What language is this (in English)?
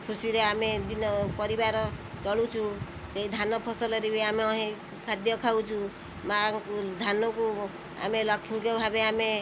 Odia